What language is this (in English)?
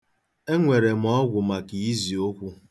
Igbo